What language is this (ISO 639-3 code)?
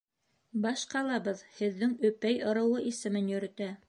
bak